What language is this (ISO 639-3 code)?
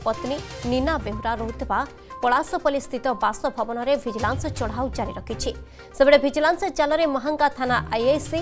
hin